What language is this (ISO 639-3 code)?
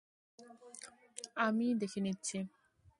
ben